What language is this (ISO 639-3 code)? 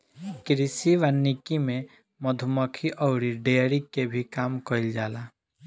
bho